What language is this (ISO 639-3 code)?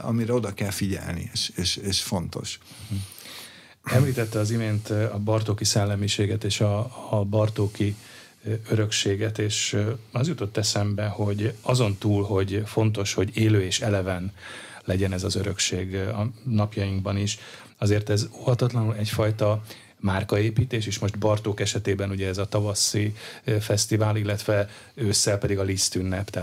hun